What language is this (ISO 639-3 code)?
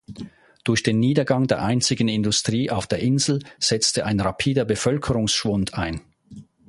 deu